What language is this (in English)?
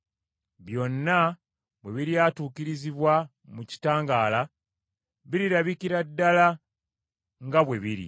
Ganda